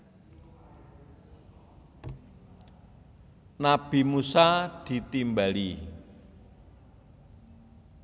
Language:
Javanese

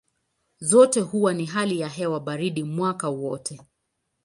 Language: Swahili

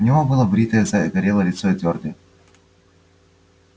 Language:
Russian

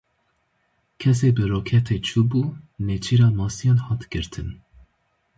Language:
Kurdish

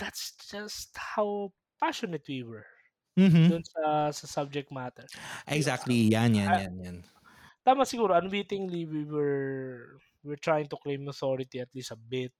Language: Filipino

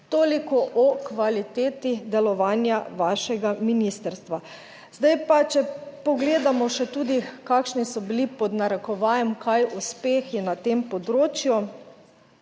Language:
Slovenian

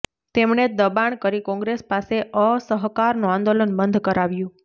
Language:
Gujarati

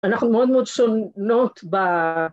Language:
Hebrew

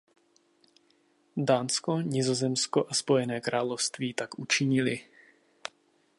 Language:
Czech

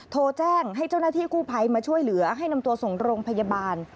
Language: Thai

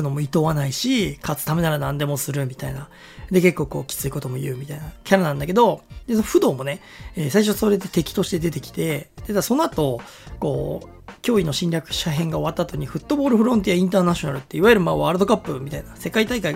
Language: Japanese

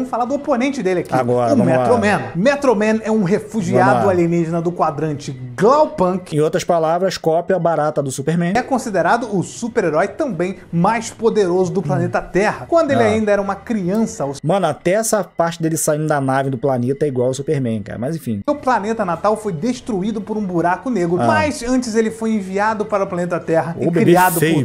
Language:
Portuguese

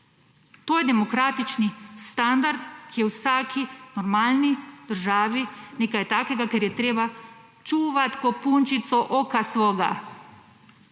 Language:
Slovenian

